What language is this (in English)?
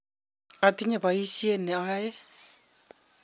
Kalenjin